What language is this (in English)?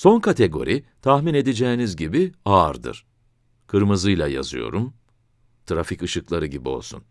Turkish